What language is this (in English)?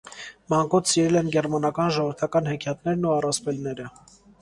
Armenian